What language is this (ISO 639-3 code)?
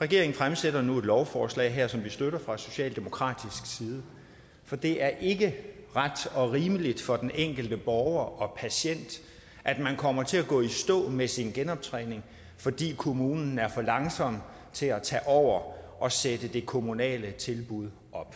dan